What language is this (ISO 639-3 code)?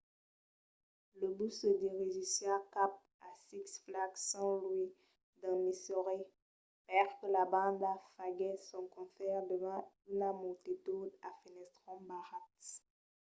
oci